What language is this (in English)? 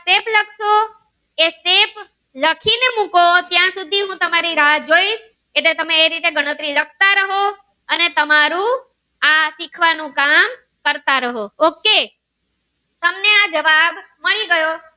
Gujarati